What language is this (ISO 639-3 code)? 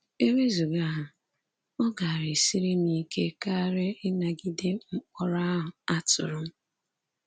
ibo